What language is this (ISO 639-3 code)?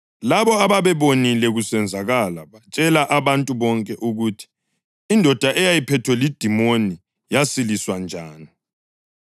nde